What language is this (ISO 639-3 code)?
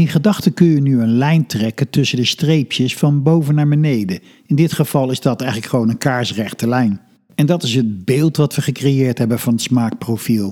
nld